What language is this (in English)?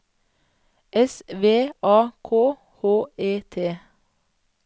Norwegian